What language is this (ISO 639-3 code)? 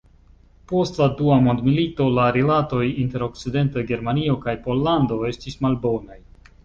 epo